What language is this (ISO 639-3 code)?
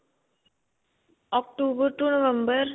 pan